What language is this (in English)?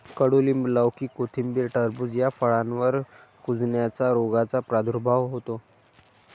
Marathi